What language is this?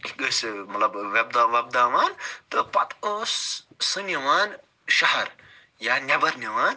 Kashmiri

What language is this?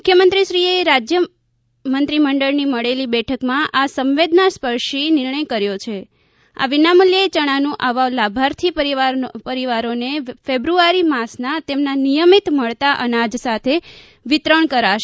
Gujarati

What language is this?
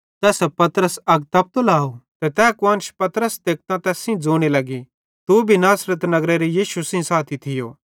Bhadrawahi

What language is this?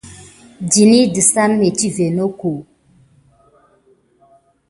Gidar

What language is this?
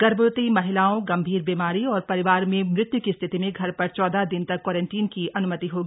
Hindi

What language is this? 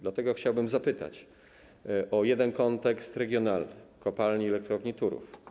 Polish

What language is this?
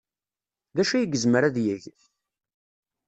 Kabyle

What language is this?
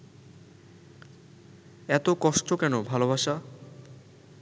Bangla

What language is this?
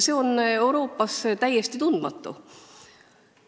Estonian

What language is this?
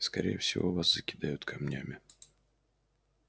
Russian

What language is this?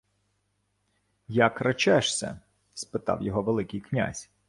Ukrainian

